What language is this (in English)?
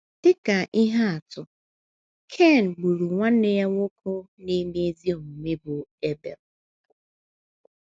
Igbo